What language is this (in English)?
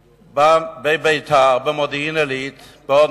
Hebrew